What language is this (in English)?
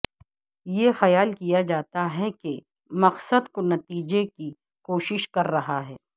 Urdu